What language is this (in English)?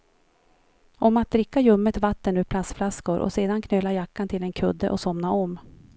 Swedish